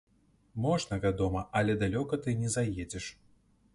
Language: Belarusian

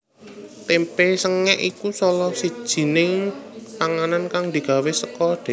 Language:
Javanese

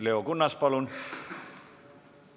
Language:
Estonian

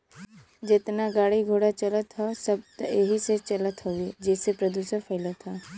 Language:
Bhojpuri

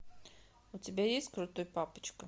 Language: Russian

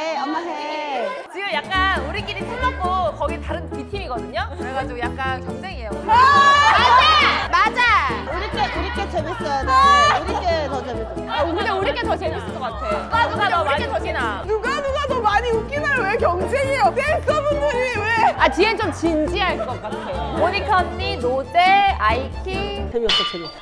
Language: Korean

